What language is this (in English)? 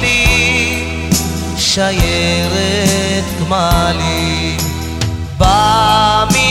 Hebrew